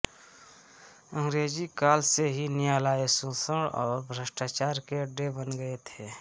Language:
Hindi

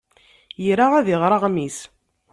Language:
Kabyle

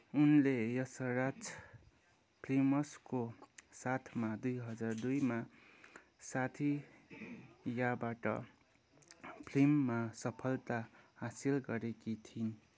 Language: Nepali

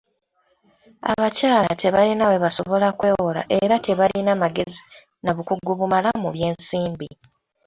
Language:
Ganda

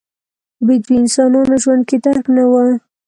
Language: Pashto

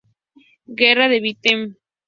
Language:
Spanish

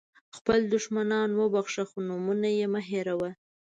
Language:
Pashto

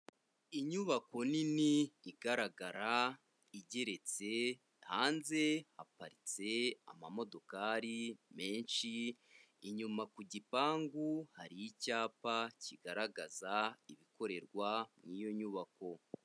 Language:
Kinyarwanda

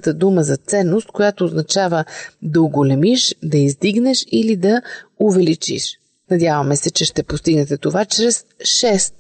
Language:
Bulgarian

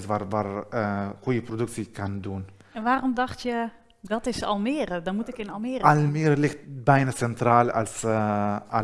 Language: Dutch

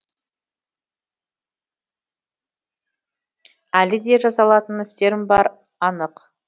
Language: Kazakh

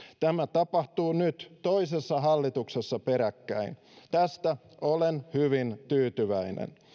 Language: Finnish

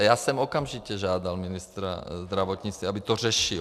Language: Czech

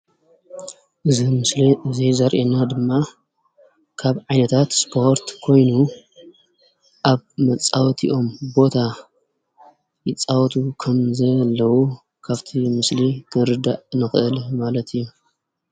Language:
Tigrinya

